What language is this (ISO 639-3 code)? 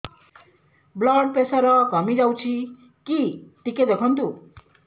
ori